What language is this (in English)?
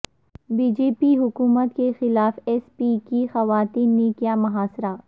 Urdu